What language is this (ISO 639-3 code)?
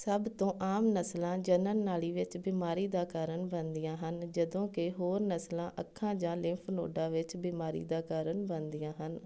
pan